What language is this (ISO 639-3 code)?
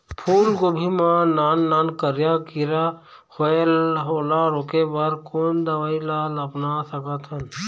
hne